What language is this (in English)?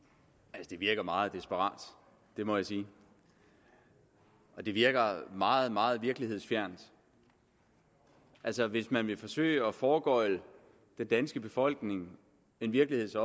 Danish